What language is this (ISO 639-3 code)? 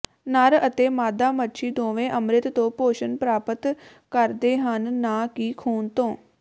pan